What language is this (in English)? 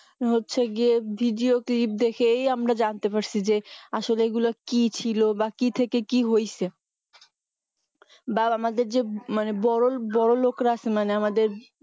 Bangla